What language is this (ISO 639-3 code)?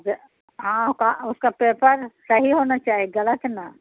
urd